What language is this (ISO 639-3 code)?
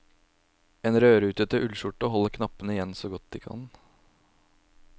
nor